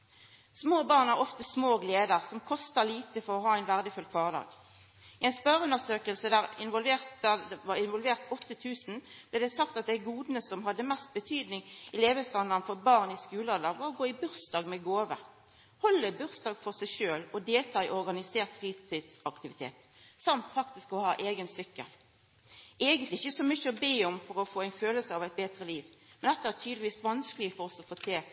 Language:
Norwegian Nynorsk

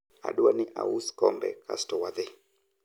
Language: Luo (Kenya and Tanzania)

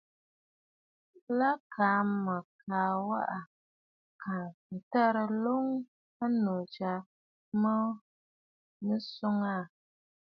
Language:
Bafut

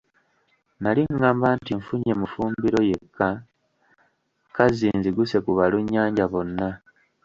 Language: Ganda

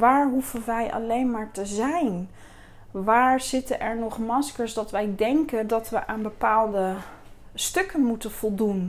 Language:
Dutch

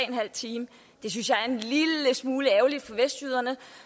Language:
Danish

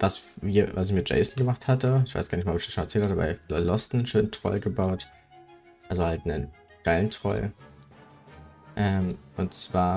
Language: German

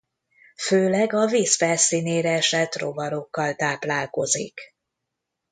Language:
Hungarian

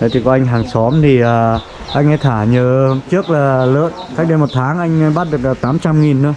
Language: Vietnamese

